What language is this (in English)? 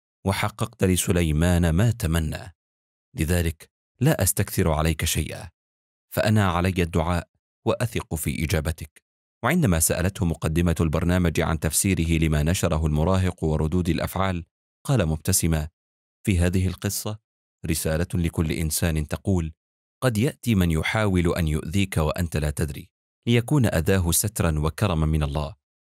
Arabic